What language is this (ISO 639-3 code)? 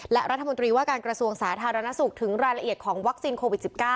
tha